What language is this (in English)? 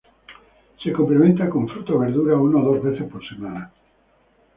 Spanish